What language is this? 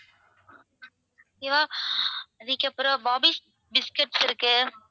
Tamil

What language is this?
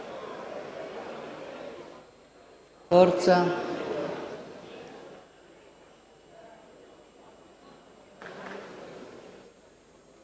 Italian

